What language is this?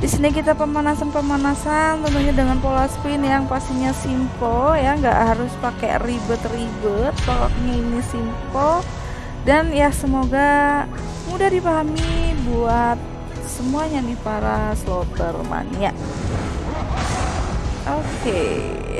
Indonesian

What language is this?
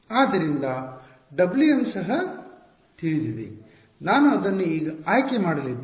Kannada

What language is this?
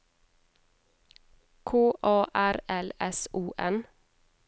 Norwegian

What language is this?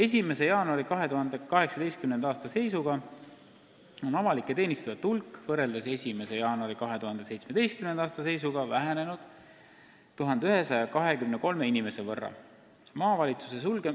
Estonian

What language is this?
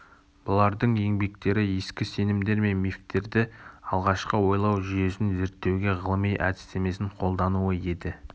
Kazakh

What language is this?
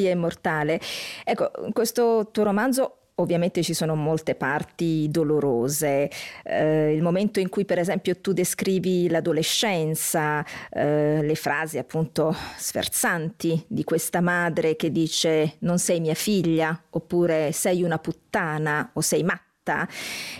Italian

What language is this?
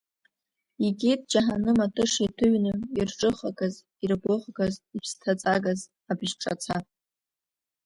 Abkhazian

